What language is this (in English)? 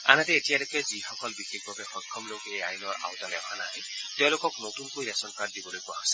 Assamese